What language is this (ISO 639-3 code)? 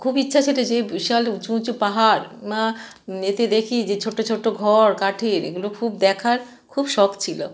ben